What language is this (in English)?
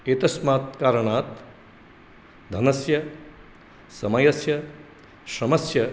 Sanskrit